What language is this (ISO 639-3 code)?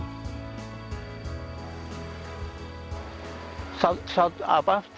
ind